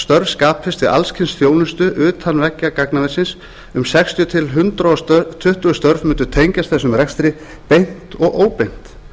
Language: Icelandic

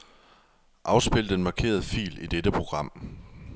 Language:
Danish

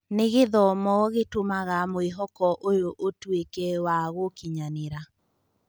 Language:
Kikuyu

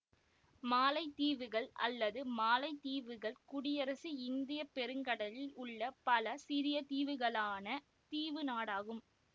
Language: Tamil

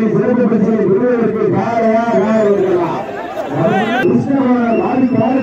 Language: Arabic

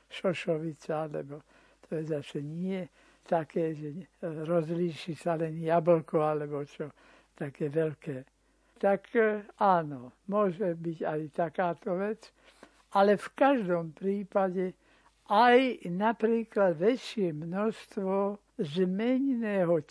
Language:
Slovak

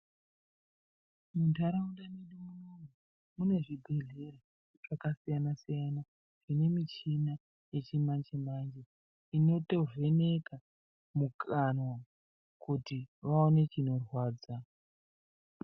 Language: Ndau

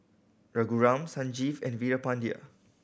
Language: English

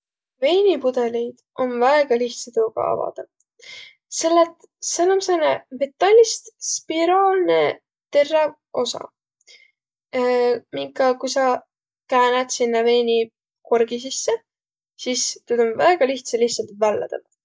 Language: Võro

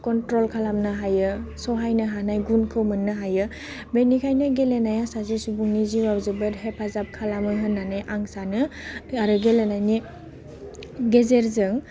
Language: Bodo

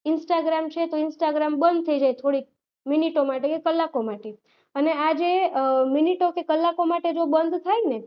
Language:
Gujarati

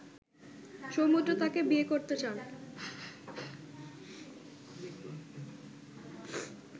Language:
Bangla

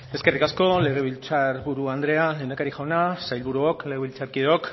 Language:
Basque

